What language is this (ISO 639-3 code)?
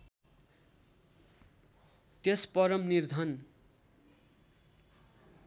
nep